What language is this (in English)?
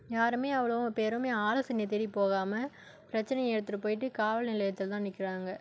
Tamil